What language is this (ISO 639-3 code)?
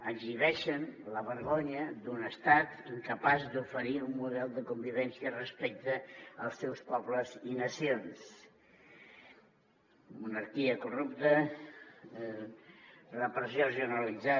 cat